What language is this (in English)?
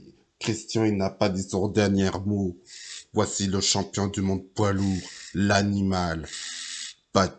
French